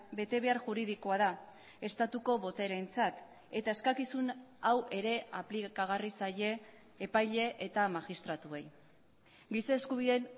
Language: Basque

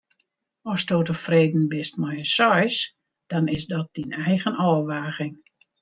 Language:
Western Frisian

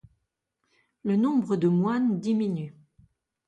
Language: French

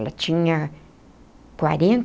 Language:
Portuguese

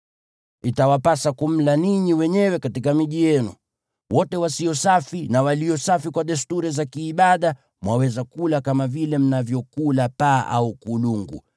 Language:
Swahili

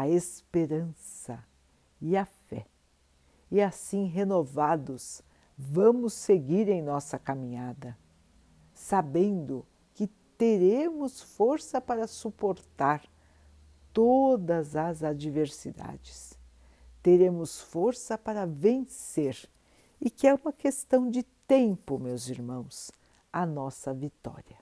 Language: Portuguese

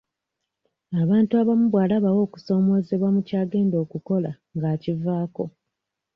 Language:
Ganda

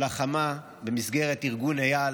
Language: Hebrew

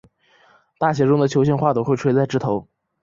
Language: Chinese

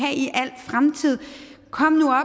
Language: Danish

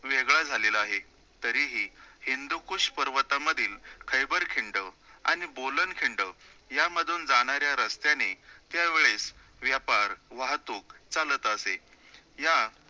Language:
Marathi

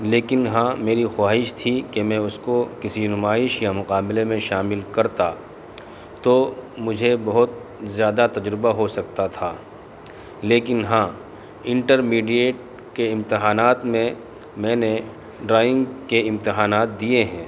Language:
Urdu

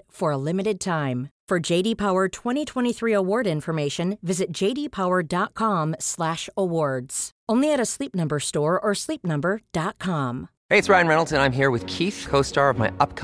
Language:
Swedish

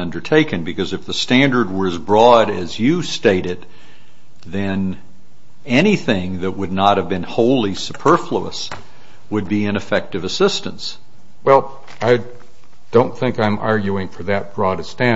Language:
English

